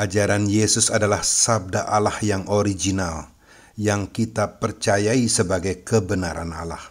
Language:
Indonesian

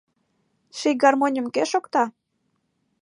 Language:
Mari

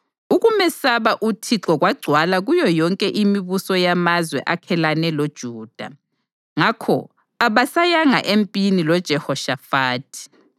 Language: North Ndebele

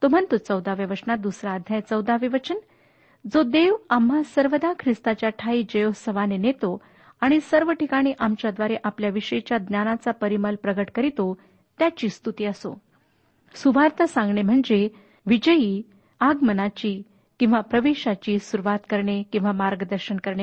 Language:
Marathi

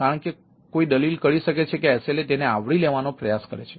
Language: Gujarati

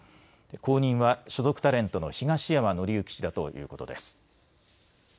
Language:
Japanese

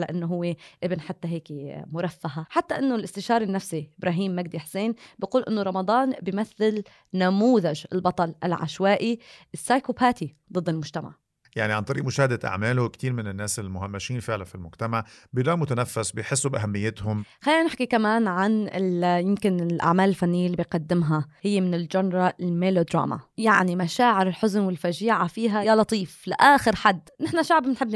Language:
Arabic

